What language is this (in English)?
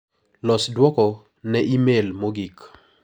Luo (Kenya and Tanzania)